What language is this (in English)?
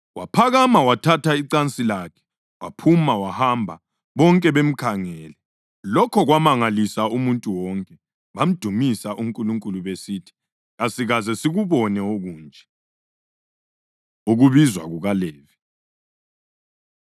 North Ndebele